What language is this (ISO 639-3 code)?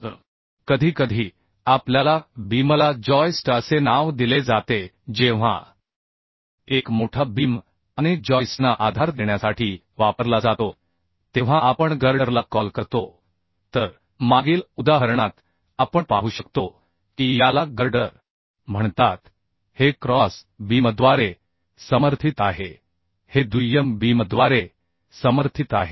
mar